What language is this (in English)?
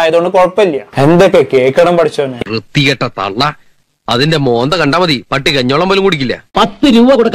Malayalam